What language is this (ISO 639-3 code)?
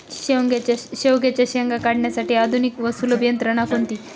mar